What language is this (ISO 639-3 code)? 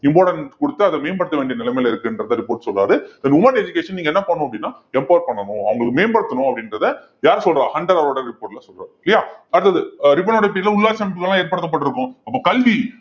tam